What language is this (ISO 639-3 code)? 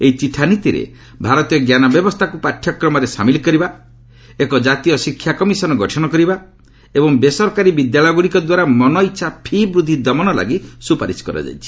ori